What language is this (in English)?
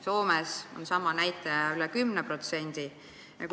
Estonian